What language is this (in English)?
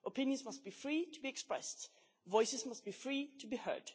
English